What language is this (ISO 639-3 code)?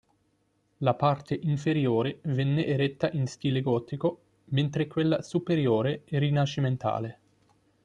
ita